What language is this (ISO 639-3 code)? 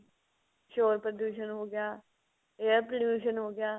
pan